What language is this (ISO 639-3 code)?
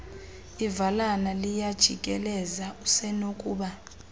xho